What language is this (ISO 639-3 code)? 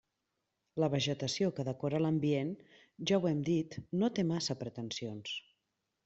cat